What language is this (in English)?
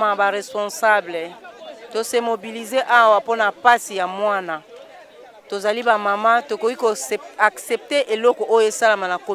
French